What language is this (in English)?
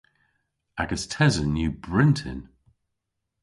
Cornish